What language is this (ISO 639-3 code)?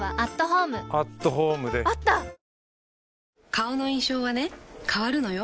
jpn